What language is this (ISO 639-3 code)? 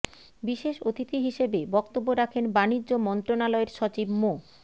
ben